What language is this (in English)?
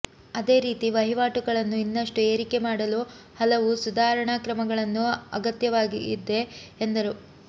Kannada